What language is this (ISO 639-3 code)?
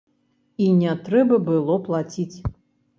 bel